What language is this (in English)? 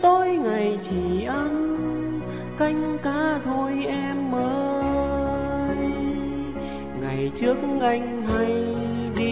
Vietnamese